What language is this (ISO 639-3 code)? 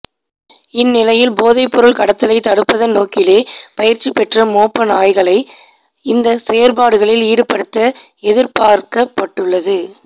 tam